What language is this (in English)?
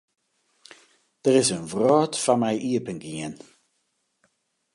Western Frisian